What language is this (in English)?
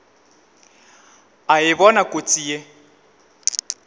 Northern Sotho